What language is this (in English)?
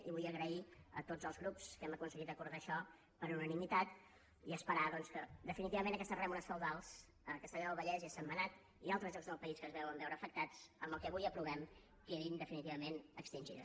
Catalan